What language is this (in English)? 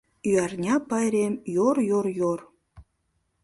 Mari